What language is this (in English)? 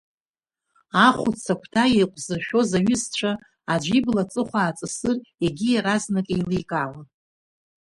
Abkhazian